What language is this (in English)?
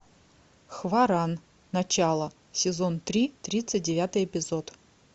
Russian